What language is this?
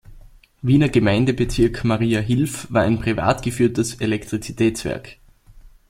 German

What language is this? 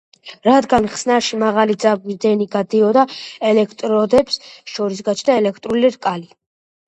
Georgian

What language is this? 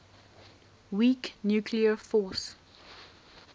English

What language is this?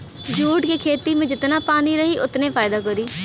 Bhojpuri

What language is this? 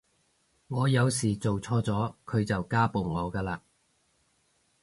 Cantonese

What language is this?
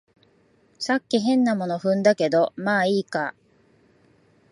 Japanese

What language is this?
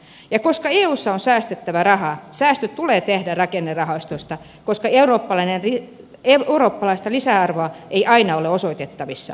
Finnish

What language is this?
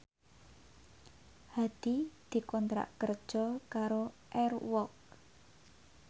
Javanese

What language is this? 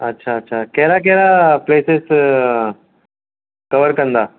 Sindhi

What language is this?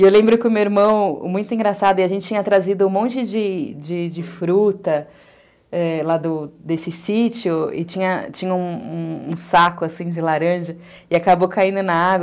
Portuguese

